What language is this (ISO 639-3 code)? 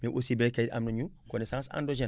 wol